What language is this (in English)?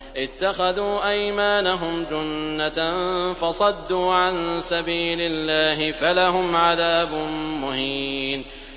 Arabic